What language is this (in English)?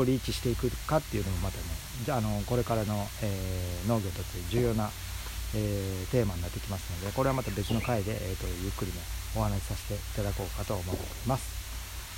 Japanese